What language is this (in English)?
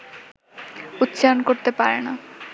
Bangla